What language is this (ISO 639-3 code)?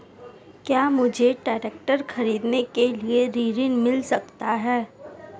hin